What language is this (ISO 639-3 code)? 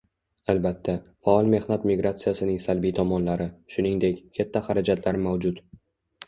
uzb